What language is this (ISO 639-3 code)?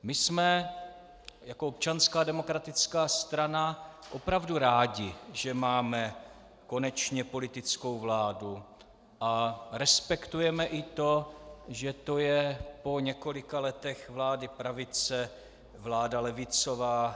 ces